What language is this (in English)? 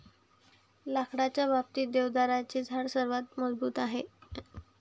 Marathi